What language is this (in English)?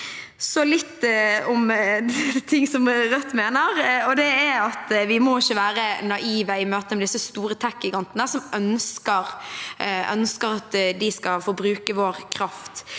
Norwegian